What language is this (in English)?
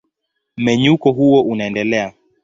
Swahili